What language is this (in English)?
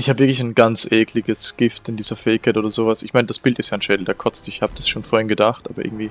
German